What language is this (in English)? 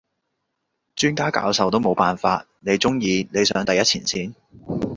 Cantonese